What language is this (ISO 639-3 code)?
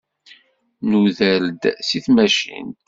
kab